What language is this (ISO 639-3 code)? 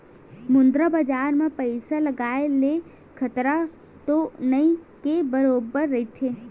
hne